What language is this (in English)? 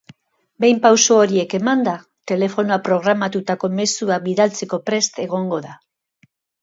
Basque